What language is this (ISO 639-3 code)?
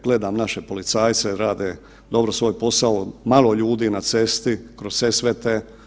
hrv